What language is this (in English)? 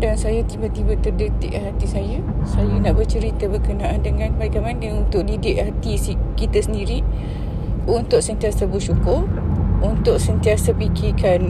Malay